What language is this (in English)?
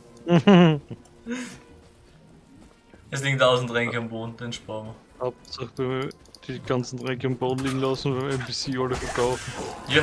German